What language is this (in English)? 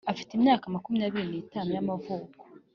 Kinyarwanda